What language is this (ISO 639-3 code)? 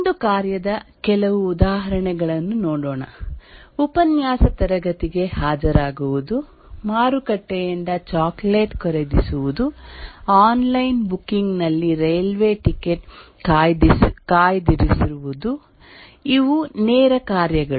kan